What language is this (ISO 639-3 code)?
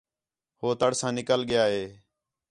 xhe